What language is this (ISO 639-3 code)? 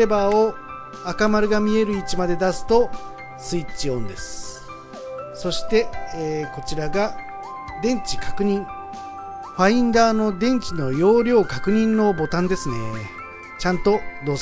jpn